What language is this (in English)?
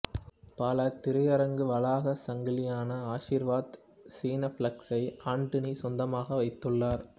Tamil